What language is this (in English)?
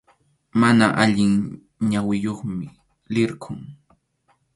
Arequipa-La Unión Quechua